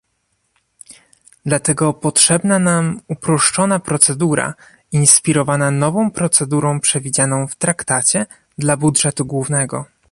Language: Polish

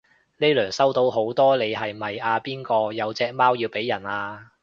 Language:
Cantonese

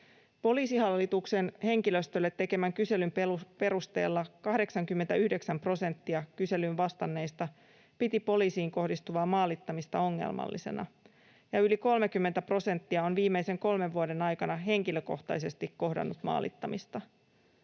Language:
Finnish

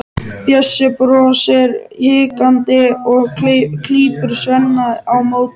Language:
Icelandic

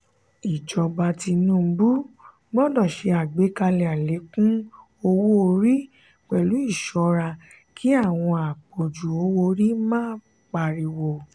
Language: Yoruba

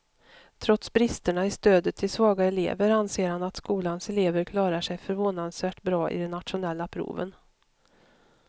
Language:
Swedish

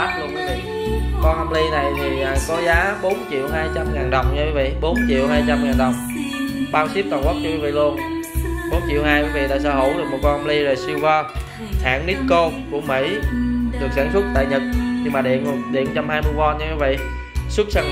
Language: Vietnamese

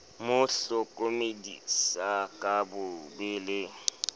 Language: Southern Sotho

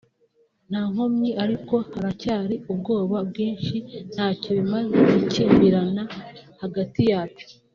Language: Kinyarwanda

